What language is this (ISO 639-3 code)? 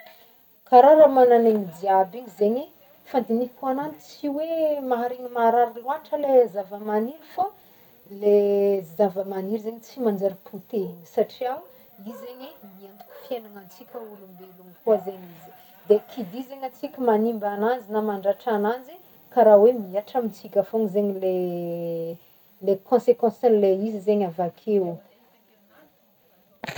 bmm